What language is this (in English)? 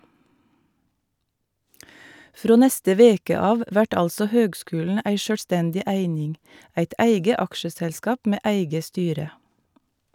Norwegian